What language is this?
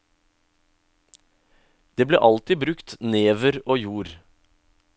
Norwegian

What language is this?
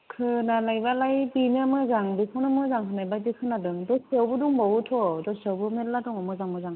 Bodo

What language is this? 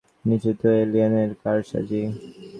Bangla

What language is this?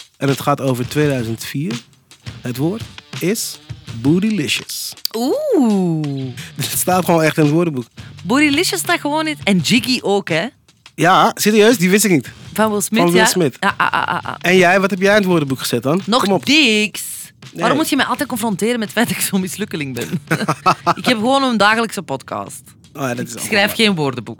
Dutch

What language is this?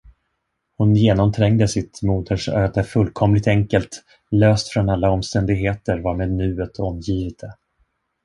Swedish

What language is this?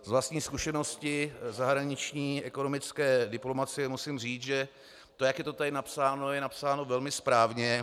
Czech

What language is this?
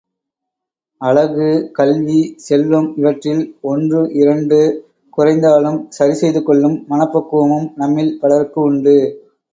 Tamil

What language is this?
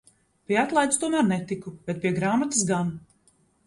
Latvian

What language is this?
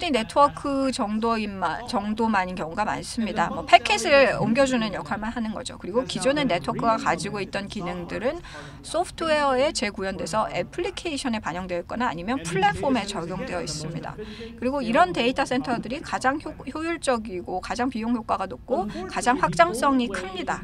Korean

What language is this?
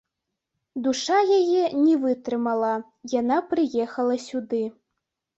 Belarusian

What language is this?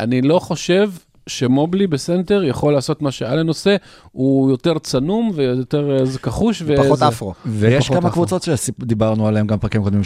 Hebrew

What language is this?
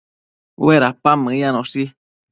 Matsés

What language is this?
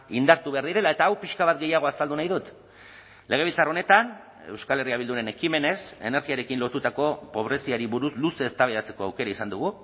Basque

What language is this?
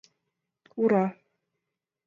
Mari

